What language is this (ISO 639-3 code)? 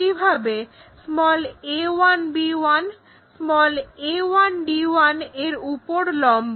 ben